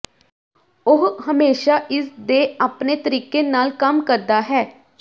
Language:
Punjabi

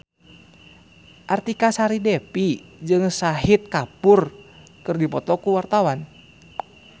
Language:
Sundanese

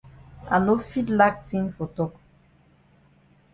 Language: Cameroon Pidgin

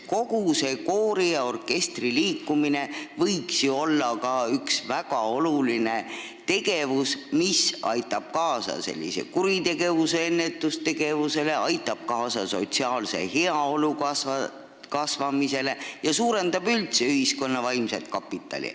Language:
Estonian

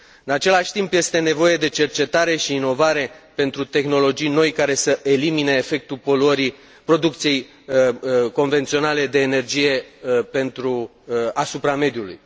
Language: Romanian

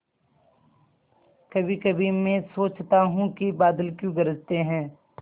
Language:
Hindi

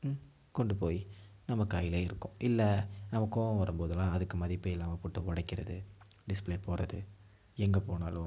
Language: Tamil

